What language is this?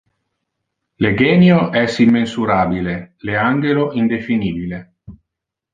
Interlingua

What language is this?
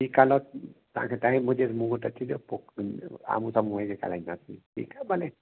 Sindhi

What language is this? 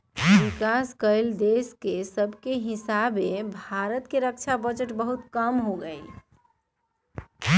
Magahi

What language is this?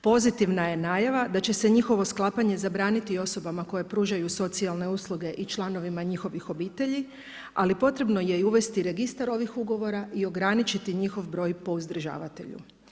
Croatian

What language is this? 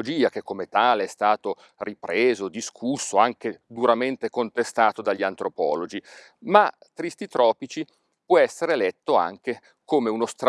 Italian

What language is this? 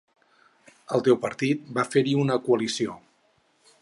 Catalan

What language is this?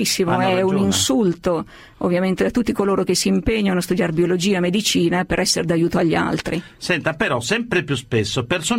Italian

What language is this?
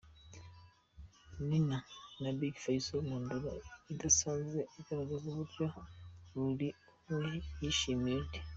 Kinyarwanda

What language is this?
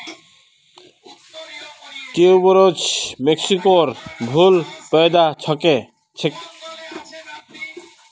Magahi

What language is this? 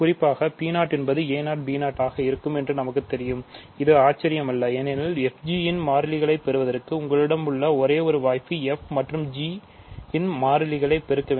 Tamil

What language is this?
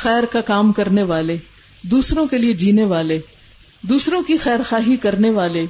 Urdu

